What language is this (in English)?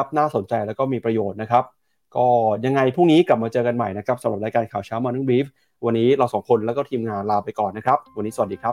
Thai